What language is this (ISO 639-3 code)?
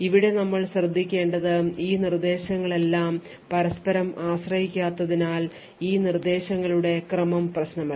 mal